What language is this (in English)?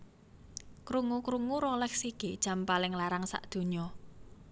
Javanese